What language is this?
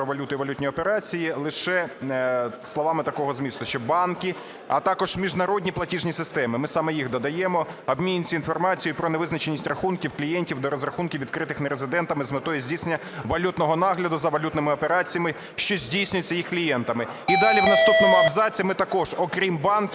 Ukrainian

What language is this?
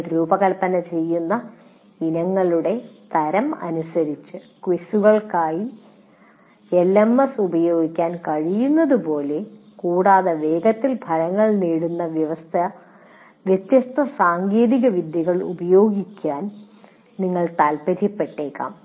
Malayalam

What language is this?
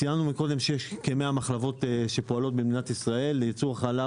Hebrew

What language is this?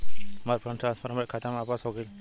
Bhojpuri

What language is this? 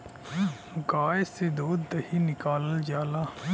Bhojpuri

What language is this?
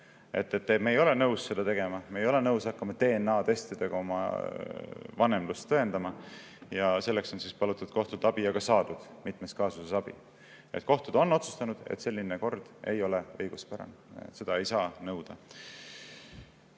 Estonian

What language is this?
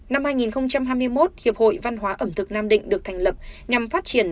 Vietnamese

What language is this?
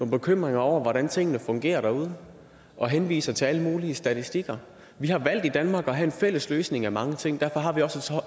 Danish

